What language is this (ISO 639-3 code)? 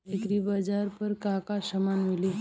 bho